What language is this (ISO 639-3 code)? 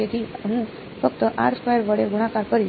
guj